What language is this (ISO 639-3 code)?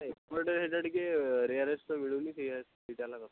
ori